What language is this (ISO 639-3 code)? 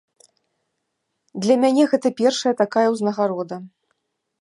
bel